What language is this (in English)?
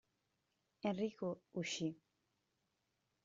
Italian